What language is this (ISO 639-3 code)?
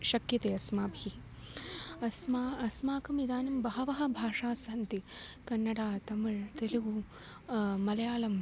san